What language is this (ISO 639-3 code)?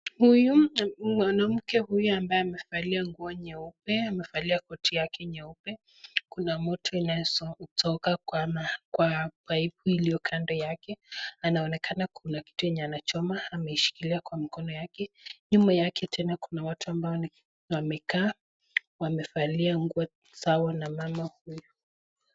swa